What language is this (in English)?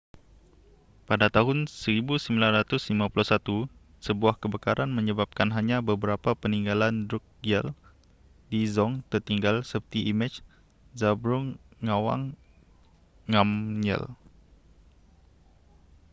Malay